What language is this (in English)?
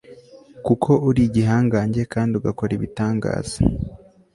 Kinyarwanda